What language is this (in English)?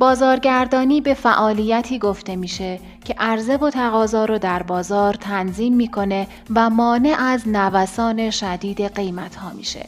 Persian